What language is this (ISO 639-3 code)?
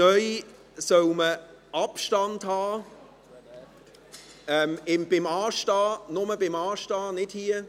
gsw